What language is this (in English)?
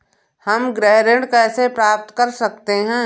Hindi